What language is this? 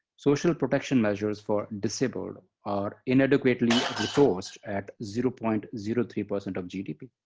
English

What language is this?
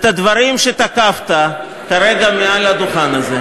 Hebrew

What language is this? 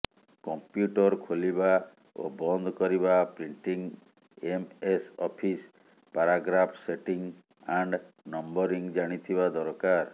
Odia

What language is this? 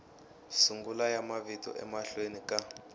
Tsonga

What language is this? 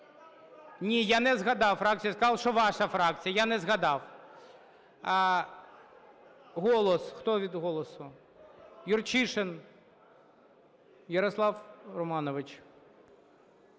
Ukrainian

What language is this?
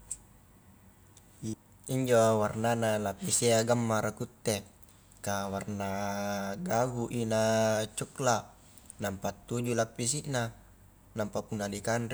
Highland Konjo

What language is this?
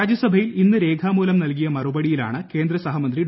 Malayalam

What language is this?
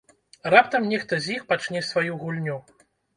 Belarusian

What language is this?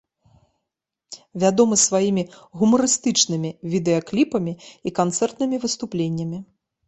Belarusian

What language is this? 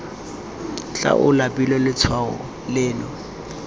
Tswana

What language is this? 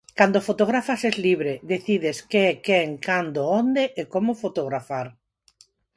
Galician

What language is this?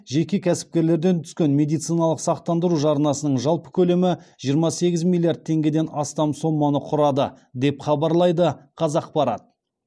Kazakh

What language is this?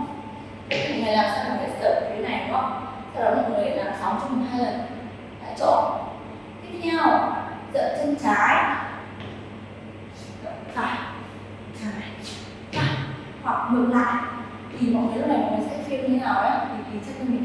Vietnamese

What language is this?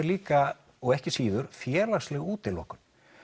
Icelandic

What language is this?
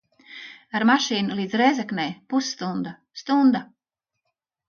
Latvian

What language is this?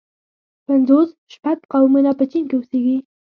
Pashto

